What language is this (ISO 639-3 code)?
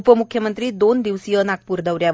mar